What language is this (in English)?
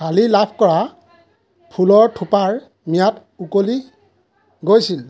Assamese